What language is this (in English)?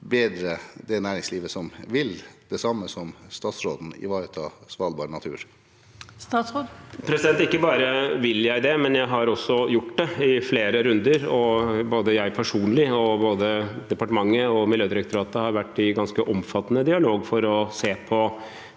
Norwegian